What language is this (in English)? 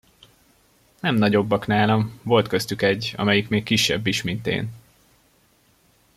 Hungarian